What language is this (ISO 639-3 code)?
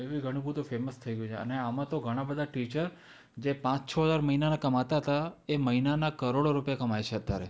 guj